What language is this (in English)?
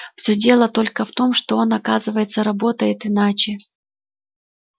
Russian